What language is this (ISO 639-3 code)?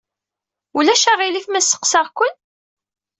kab